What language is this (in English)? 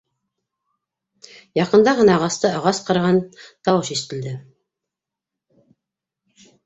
Bashkir